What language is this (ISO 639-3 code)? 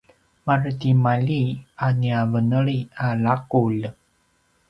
pwn